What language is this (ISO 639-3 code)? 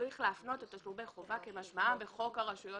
heb